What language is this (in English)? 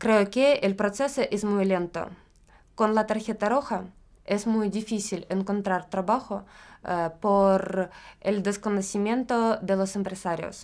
Spanish